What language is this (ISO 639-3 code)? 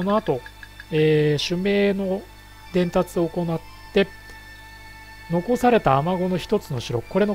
jpn